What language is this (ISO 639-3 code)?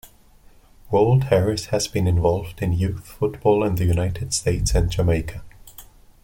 eng